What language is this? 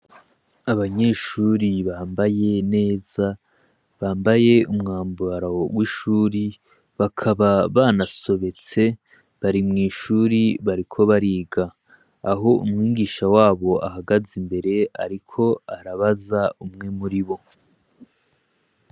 Rundi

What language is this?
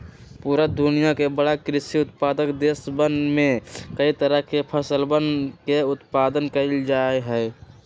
Magahi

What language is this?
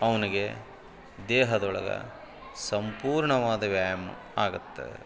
Kannada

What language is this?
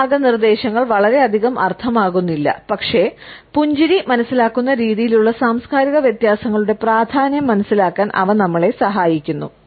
Malayalam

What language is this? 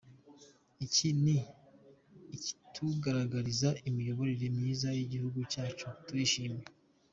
Kinyarwanda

